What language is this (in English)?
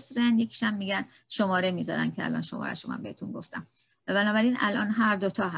Persian